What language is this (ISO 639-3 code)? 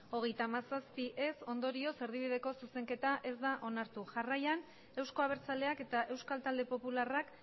eus